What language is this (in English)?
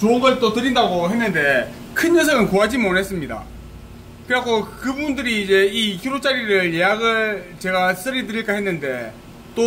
Korean